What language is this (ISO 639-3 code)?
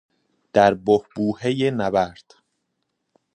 fas